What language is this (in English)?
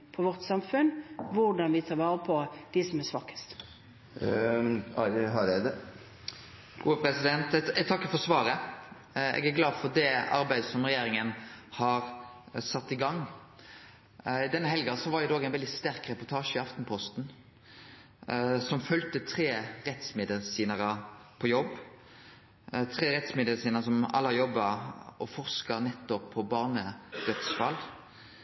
Norwegian